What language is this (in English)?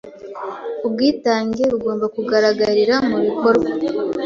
Kinyarwanda